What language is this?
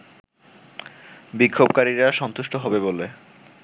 Bangla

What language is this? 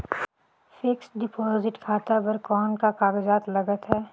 Chhattisgarhi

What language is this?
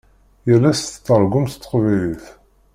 Kabyle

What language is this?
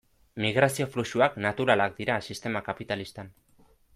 Basque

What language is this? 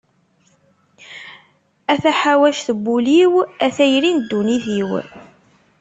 Kabyle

